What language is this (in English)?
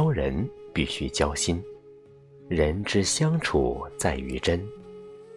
Chinese